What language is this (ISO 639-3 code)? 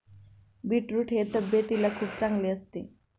mar